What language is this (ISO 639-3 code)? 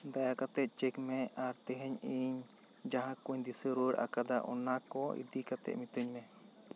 sat